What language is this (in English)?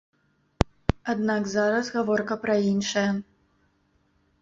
Belarusian